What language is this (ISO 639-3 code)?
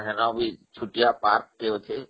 ori